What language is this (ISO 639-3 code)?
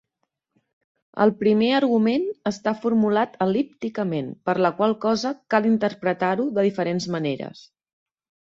cat